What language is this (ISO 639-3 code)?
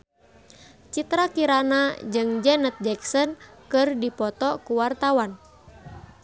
sun